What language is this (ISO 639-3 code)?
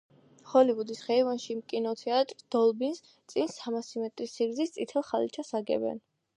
kat